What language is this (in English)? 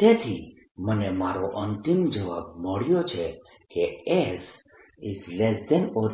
Gujarati